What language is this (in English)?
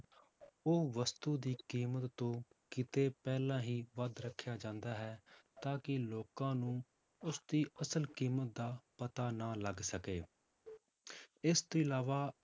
Punjabi